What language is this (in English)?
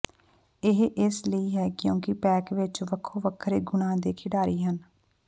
Punjabi